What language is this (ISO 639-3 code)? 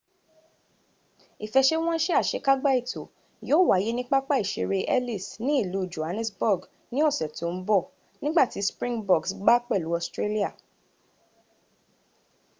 yor